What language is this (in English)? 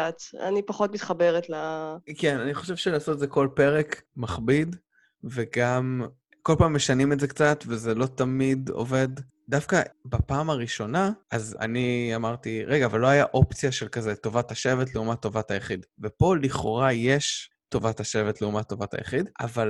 Hebrew